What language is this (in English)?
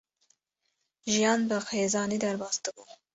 Kurdish